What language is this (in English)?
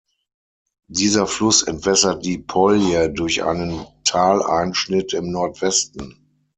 German